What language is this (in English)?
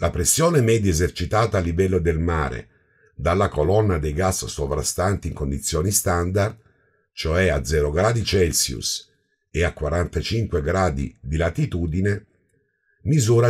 Italian